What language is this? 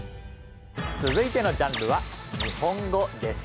Japanese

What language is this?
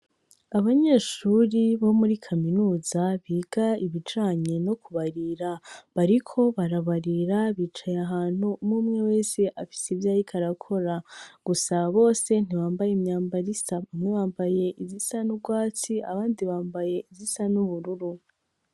Rundi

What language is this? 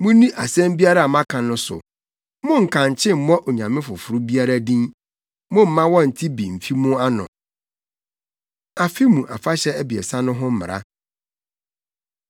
Akan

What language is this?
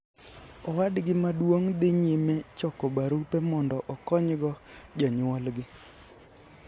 Luo (Kenya and Tanzania)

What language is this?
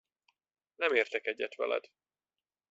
Hungarian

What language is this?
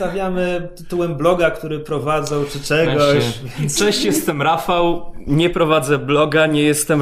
Polish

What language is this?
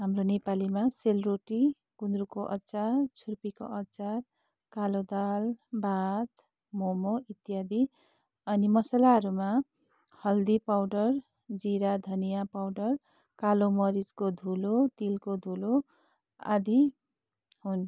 Nepali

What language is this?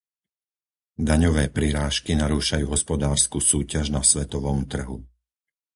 Slovak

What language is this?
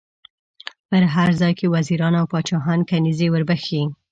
Pashto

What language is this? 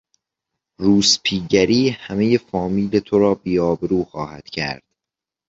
Persian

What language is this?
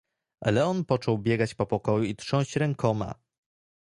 Polish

